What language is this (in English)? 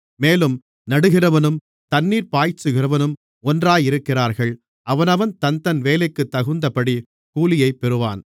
Tamil